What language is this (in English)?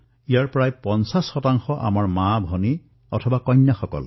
Assamese